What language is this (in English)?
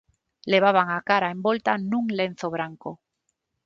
Galician